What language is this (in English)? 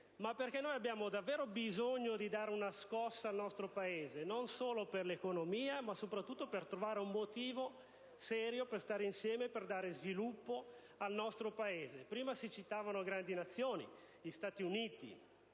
Italian